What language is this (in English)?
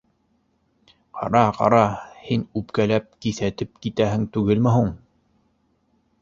Bashkir